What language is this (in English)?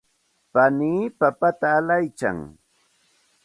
Santa Ana de Tusi Pasco Quechua